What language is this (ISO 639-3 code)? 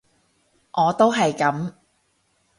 yue